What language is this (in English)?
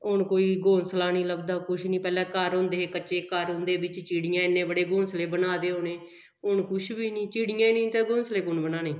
Dogri